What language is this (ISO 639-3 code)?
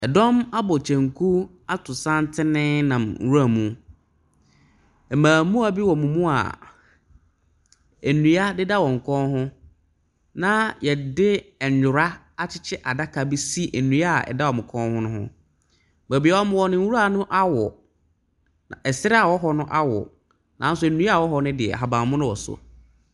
aka